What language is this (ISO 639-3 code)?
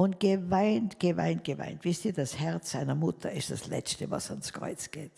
deu